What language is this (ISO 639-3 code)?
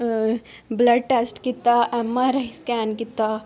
doi